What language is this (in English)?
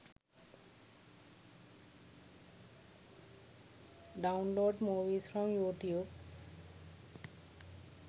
Sinhala